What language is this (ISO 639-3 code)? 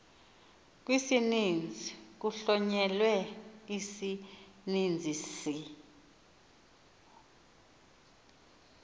xho